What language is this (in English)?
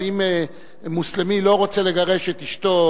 Hebrew